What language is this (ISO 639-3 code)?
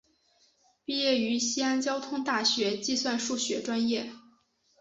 zho